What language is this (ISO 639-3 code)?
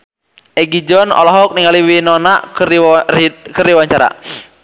sun